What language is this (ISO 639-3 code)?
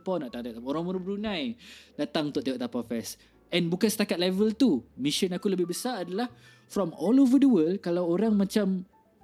msa